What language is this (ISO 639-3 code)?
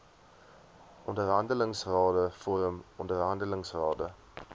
afr